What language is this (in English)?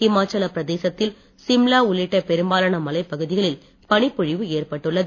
Tamil